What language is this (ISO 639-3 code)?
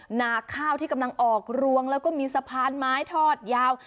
tha